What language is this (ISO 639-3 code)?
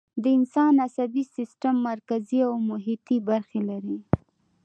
pus